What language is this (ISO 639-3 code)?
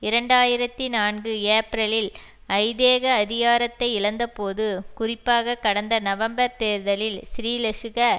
tam